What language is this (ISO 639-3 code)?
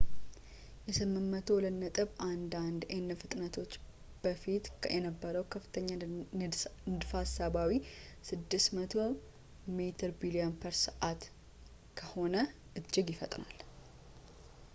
amh